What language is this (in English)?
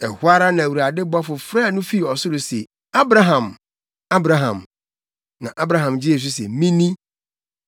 Akan